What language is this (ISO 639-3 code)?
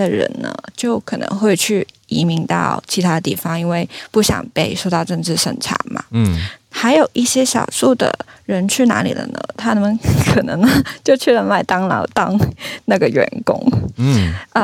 zho